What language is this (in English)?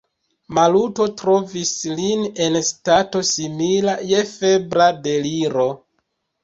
Esperanto